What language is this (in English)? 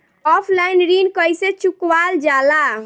Bhojpuri